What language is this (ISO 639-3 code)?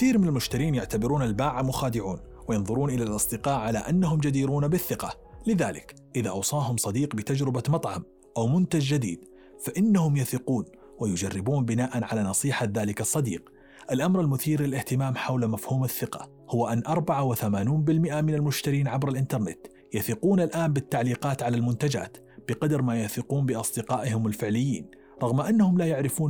ara